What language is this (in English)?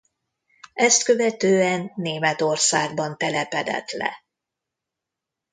Hungarian